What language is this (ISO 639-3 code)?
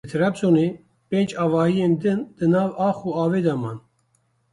kur